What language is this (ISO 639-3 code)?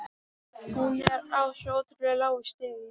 isl